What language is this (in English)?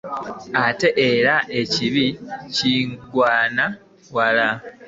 Ganda